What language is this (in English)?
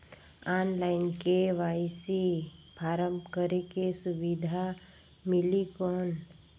Chhattisgarhi